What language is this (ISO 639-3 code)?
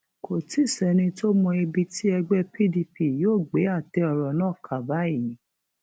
yor